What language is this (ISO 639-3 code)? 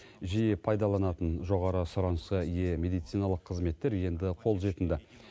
kaz